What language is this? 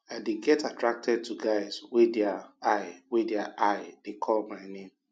Nigerian Pidgin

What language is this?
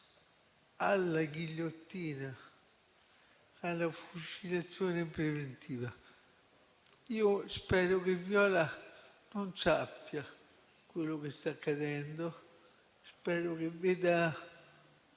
Italian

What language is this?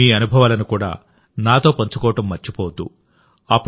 Telugu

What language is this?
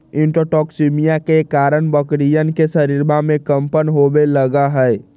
Magahi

